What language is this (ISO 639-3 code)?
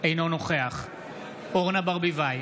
heb